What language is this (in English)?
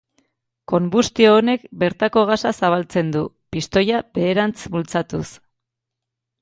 Basque